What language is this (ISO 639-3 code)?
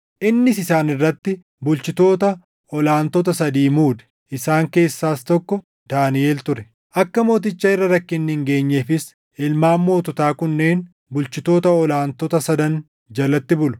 orm